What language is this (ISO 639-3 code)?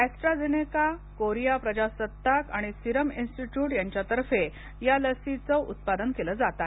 mar